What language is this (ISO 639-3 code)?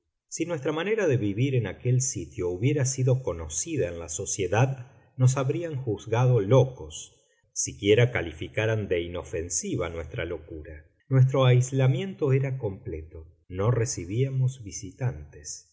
spa